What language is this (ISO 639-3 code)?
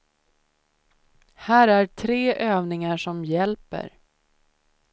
swe